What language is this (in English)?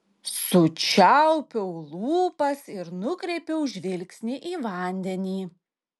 Lithuanian